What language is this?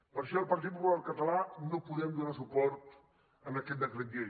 Catalan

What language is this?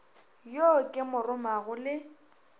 Northern Sotho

